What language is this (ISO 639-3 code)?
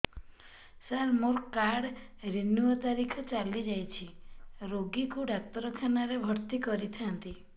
ori